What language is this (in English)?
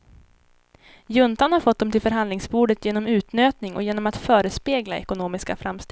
Swedish